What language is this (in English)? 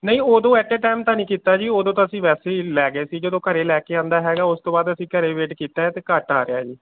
Punjabi